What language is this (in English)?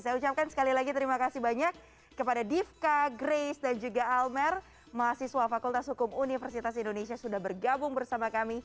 Indonesian